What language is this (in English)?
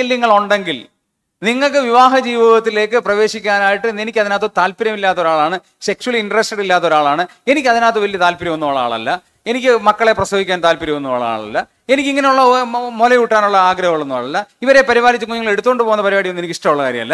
Malayalam